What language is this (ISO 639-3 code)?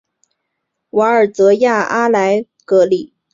zho